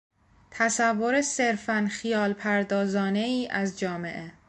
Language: Persian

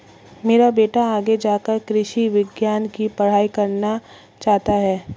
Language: Hindi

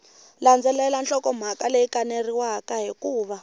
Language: Tsonga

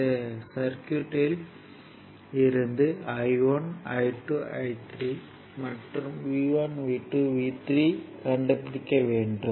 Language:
Tamil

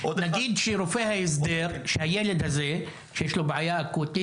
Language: Hebrew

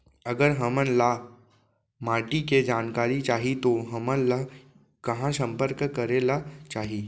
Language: Chhattisgarhi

